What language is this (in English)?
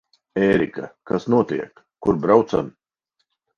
Latvian